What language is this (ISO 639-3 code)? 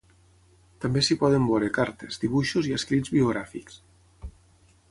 cat